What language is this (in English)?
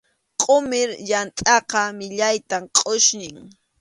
Arequipa-La Unión Quechua